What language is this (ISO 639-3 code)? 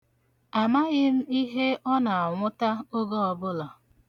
ibo